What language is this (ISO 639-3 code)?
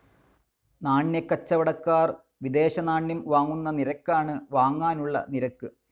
mal